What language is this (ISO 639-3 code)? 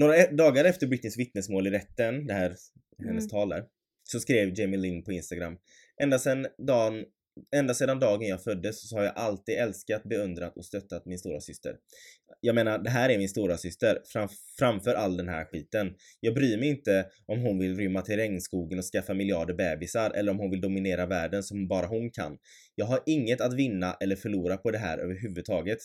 swe